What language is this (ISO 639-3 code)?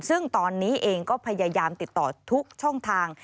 tha